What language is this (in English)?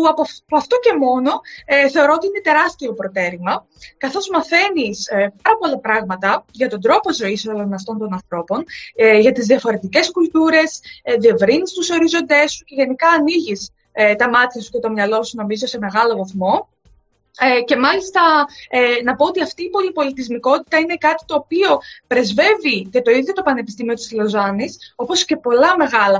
Greek